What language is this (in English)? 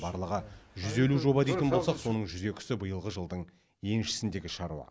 Kazakh